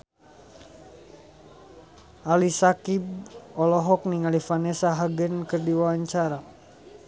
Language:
Sundanese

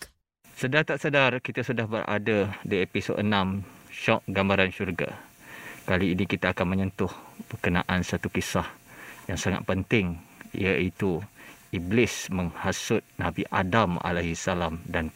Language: Malay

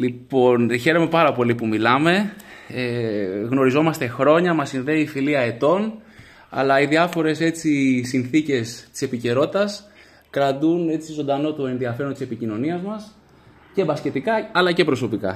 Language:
Greek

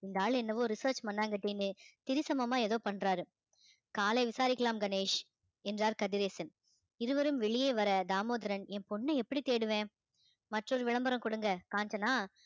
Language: Tamil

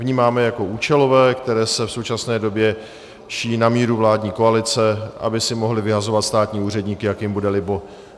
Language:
Czech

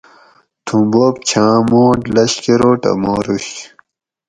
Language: Gawri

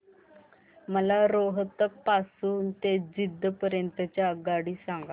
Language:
Marathi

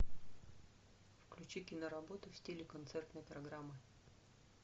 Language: Russian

